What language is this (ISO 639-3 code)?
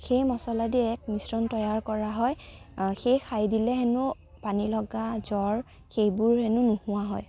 asm